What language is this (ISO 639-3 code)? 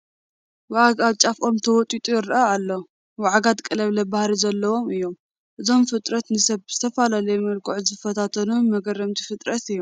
tir